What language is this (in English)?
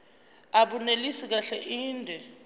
Zulu